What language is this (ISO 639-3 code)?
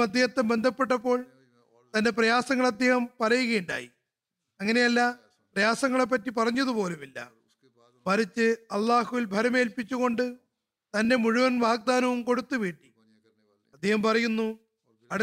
mal